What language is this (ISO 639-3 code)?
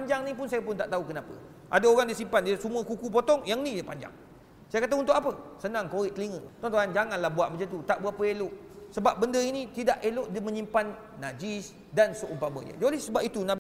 msa